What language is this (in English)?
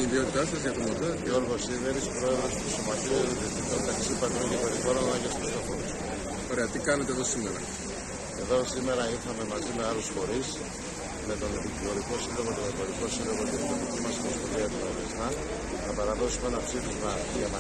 Greek